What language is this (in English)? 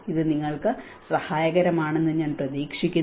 Malayalam